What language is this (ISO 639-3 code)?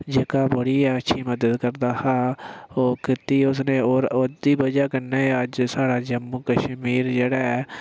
doi